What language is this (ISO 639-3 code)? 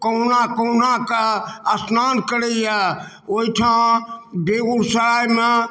mai